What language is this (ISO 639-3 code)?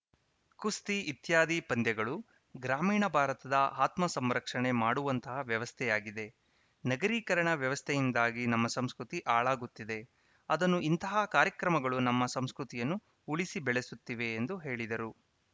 kan